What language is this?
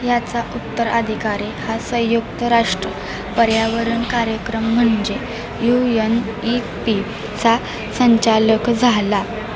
Marathi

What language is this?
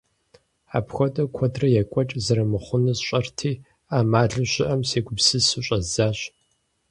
Kabardian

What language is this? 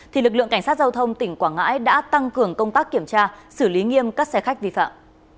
Vietnamese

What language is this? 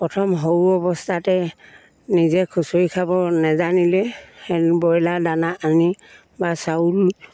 Assamese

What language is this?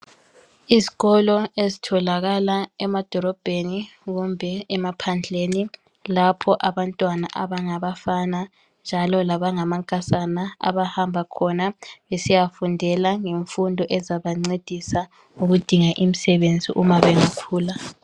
North Ndebele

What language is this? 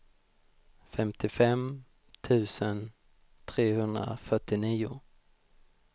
Swedish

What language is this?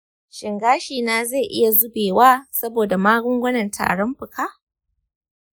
Hausa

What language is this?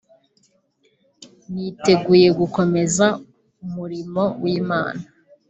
Kinyarwanda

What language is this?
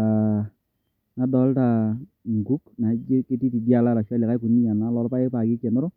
Masai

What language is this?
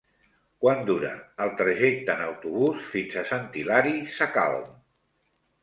Catalan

